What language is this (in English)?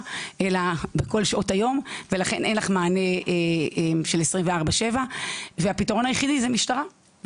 Hebrew